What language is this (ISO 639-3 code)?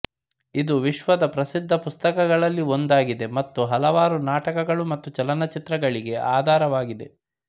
kan